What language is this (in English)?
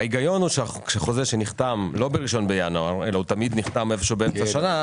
Hebrew